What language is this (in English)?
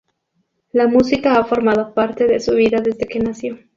Spanish